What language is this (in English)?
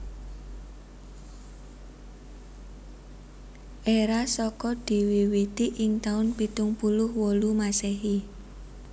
Javanese